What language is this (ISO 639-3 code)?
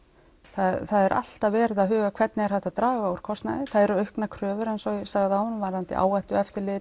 isl